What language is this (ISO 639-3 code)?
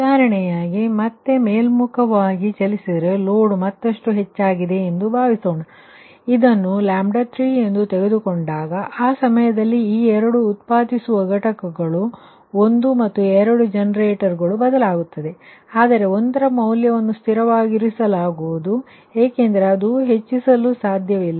kan